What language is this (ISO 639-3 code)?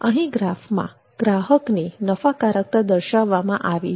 guj